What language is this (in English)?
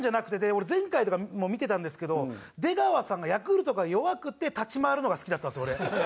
Japanese